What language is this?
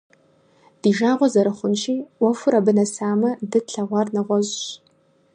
Kabardian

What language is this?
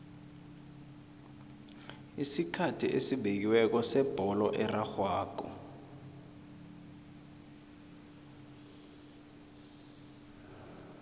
South Ndebele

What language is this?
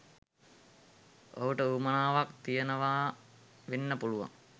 Sinhala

